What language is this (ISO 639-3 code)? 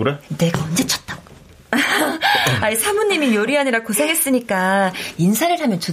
kor